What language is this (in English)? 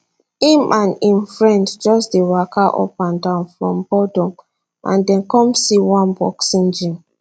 Nigerian Pidgin